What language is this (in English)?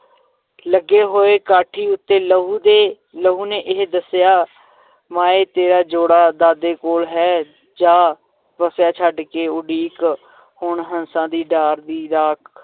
Punjabi